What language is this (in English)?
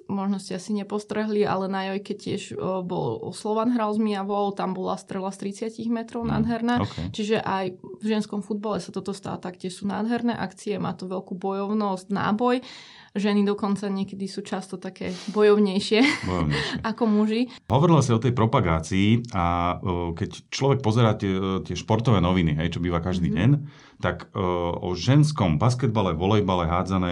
Slovak